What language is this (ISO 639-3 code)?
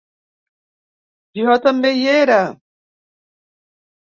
cat